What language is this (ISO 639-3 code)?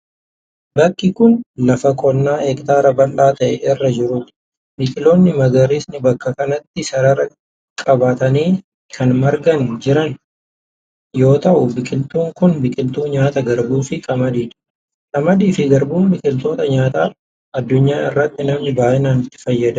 orm